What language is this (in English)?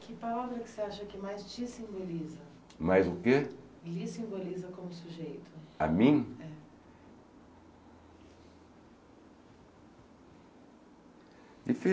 Portuguese